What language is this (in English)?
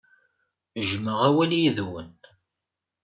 Kabyle